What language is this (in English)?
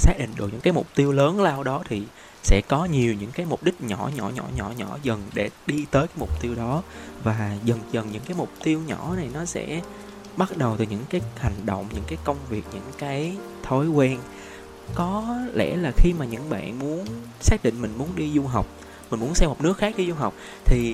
Vietnamese